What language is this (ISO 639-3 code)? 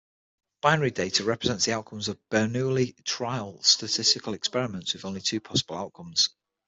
eng